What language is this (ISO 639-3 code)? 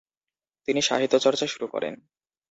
ben